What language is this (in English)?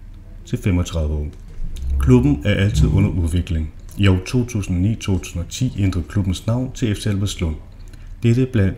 Danish